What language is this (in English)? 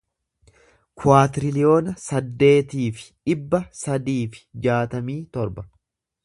Oromo